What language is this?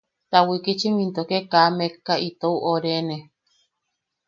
Yaqui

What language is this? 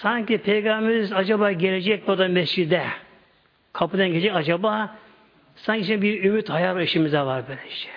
Turkish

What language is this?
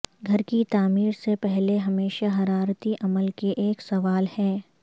Urdu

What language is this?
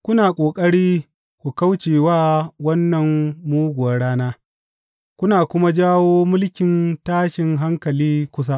Hausa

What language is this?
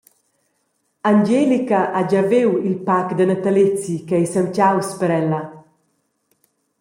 Romansh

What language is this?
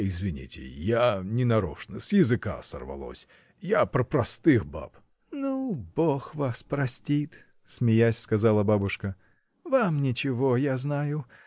Russian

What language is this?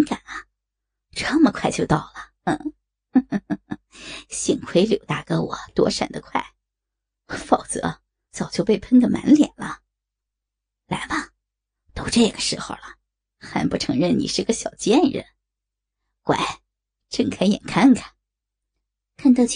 Chinese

